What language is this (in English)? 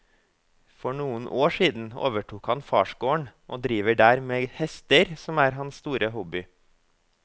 Norwegian